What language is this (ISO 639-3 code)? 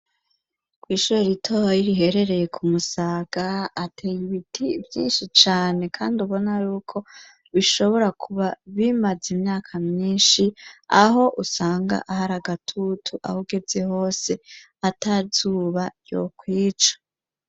run